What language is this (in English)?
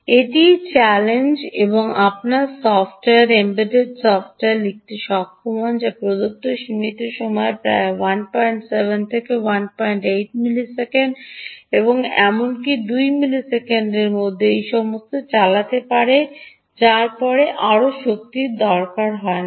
Bangla